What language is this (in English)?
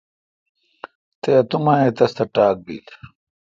Kalkoti